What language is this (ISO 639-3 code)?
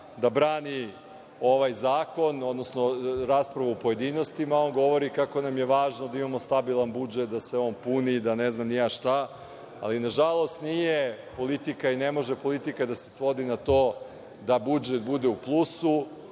srp